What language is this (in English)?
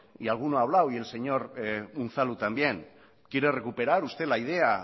Spanish